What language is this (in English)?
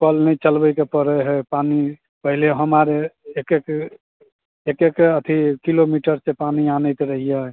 Maithili